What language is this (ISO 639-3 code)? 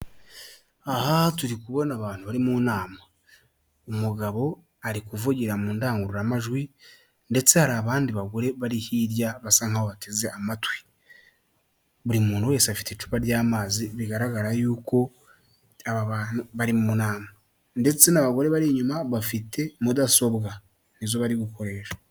kin